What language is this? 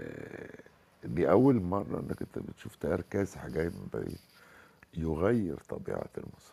Arabic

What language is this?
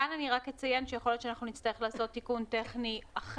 Hebrew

